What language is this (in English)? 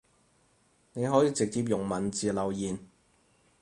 Cantonese